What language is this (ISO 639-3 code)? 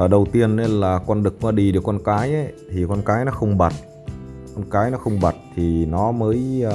vie